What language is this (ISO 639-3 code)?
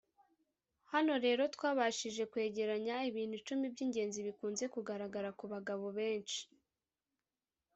kin